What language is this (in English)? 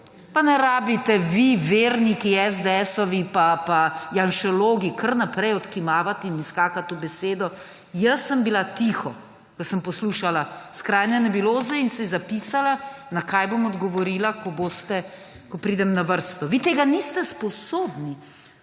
Slovenian